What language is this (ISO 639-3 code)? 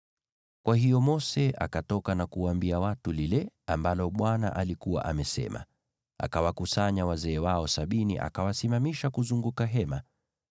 swa